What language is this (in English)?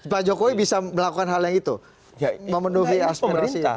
Indonesian